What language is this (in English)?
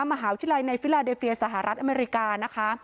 Thai